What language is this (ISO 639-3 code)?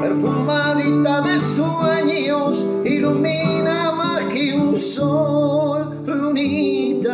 ita